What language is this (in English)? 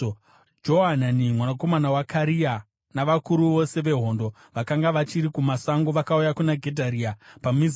Shona